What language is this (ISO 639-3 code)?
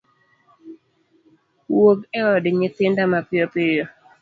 luo